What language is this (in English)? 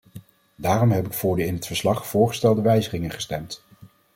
Dutch